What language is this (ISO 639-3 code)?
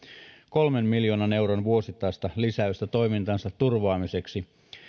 fin